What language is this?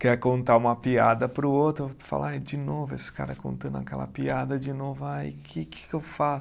Portuguese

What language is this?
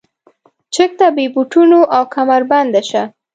Pashto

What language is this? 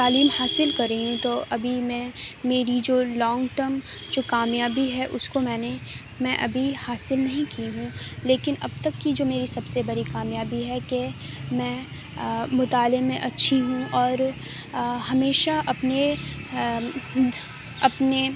Urdu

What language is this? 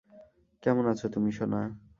Bangla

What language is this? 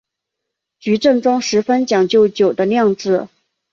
Chinese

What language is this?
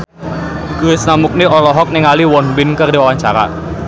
Sundanese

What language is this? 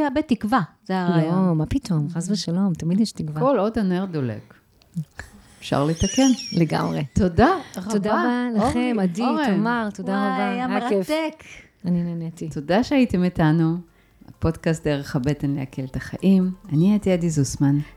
Hebrew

